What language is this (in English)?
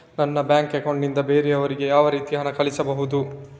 Kannada